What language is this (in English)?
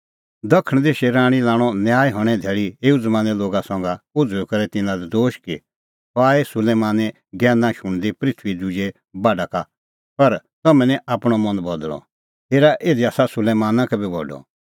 Kullu Pahari